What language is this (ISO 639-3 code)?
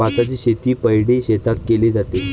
mar